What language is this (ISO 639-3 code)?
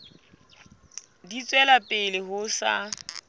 sot